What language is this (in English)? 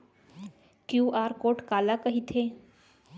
Chhattisgarhi